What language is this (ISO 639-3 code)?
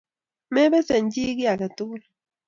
kln